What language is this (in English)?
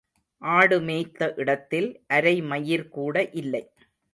Tamil